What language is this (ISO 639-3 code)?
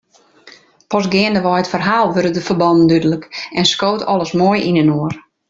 fry